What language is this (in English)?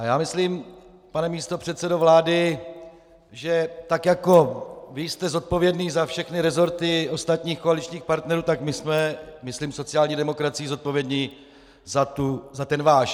Czech